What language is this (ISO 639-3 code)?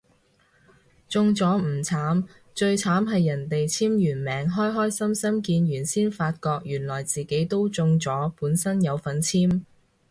yue